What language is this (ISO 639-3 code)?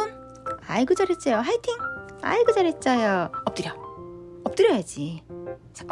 kor